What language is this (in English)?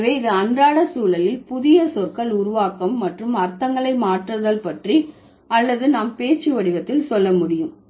Tamil